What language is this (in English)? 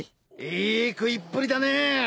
Japanese